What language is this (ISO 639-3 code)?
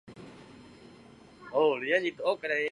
zho